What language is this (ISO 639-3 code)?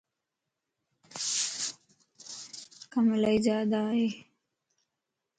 lss